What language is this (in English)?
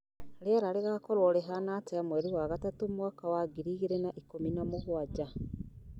Kikuyu